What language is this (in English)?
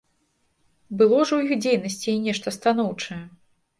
Belarusian